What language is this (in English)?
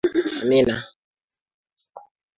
Swahili